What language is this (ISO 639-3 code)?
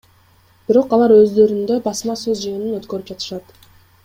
kir